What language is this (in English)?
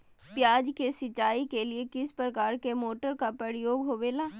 Magahi